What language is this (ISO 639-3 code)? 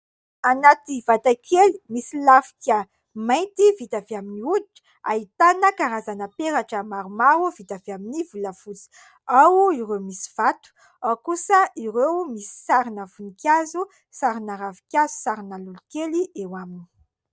mlg